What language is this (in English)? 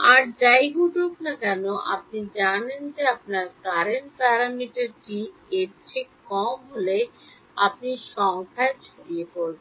Bangla